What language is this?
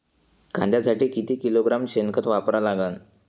Marathi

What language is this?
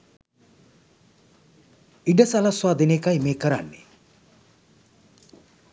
Sinhala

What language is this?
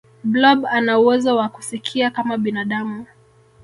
Swahili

